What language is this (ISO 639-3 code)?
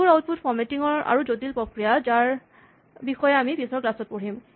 asm